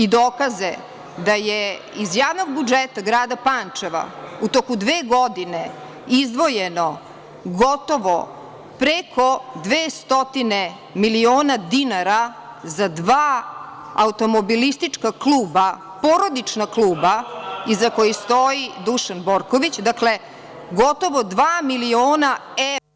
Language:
Serbian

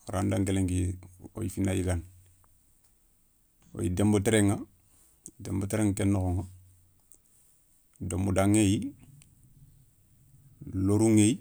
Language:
Soninke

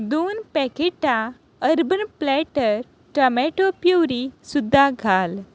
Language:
Konkani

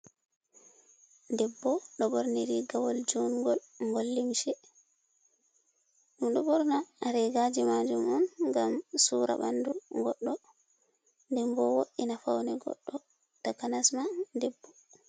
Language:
Fula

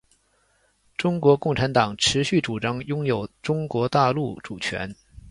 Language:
Chinese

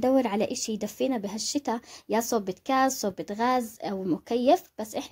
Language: Arabic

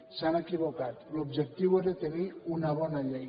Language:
Catalan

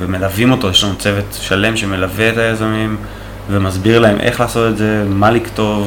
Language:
Hebrew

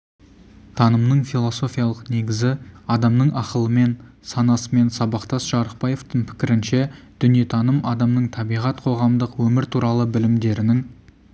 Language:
Kazakh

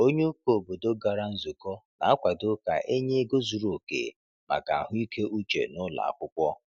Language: Igbo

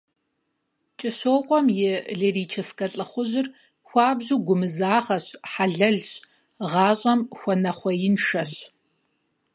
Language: Kabardian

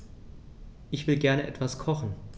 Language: German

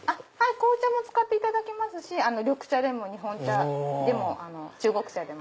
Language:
Japanese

